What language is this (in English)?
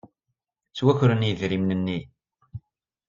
Kabyle